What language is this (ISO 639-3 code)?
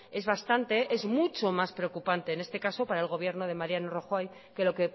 spa